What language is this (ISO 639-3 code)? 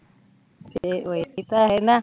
pan